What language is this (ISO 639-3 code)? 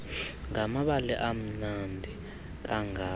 xho